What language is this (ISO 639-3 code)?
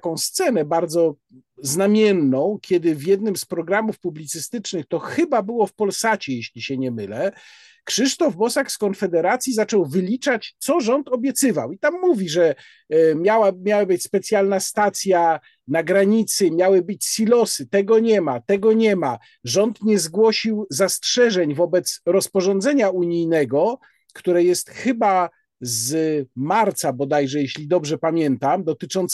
pol